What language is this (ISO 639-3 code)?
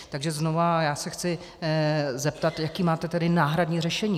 ces